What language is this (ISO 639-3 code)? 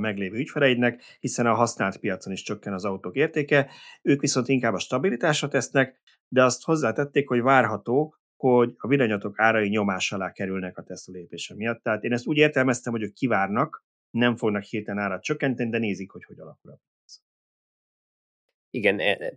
hun